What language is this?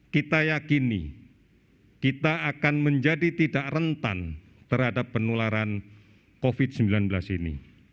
Indonesian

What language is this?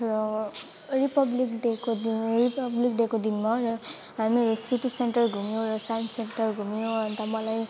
Nepali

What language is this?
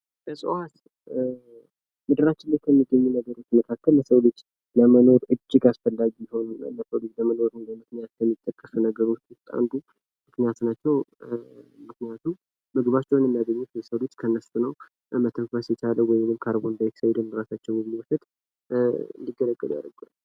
Amharic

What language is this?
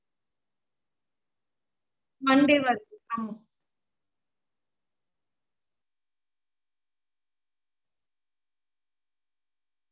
Tamil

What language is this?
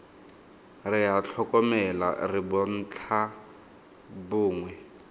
Tswana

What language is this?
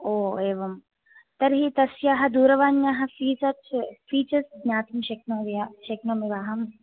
Sanskrit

